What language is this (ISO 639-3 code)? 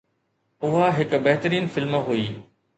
snd